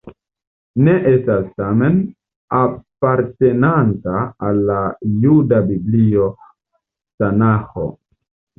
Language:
Esperanto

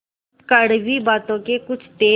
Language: Hindi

